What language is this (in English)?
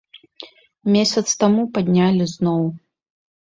Belarusian